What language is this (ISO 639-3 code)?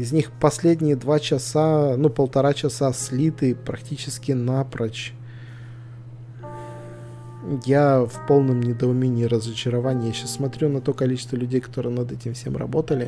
rus